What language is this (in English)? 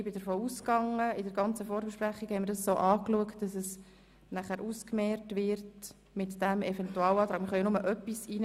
Swiss German